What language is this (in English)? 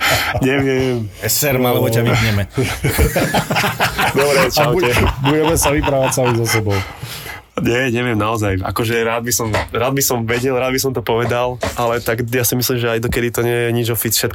Slovak